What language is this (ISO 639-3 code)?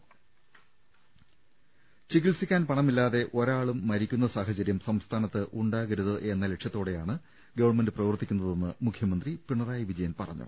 mal